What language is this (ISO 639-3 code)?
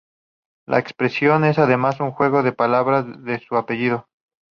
spa